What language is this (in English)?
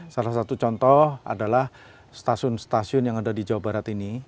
Indonesian